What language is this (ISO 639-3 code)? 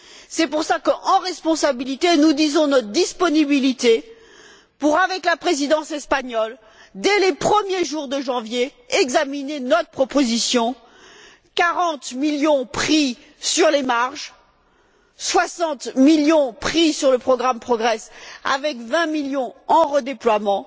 fra